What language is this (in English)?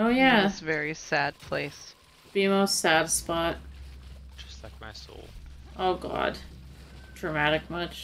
English